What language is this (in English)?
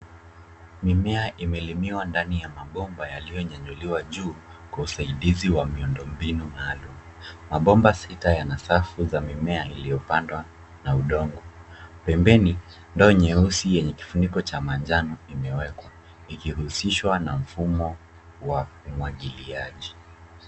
Swahili